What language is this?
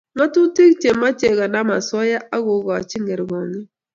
Kalenjin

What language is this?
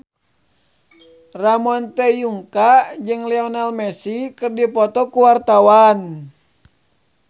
Sundanese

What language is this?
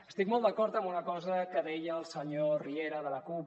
Catalan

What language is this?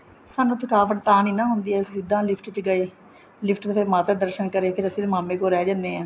Punjabi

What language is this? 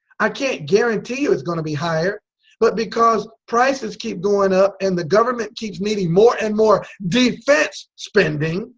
English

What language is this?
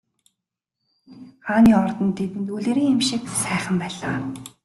Mongolian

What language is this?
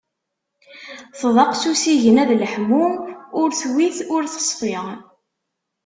Kabyle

